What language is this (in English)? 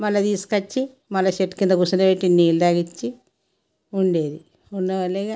Telugu